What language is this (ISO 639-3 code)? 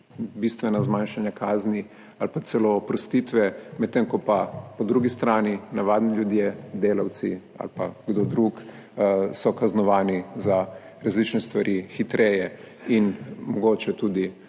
slv